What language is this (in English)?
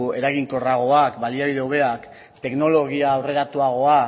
Basque